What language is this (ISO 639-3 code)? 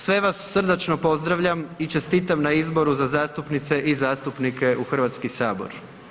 hrv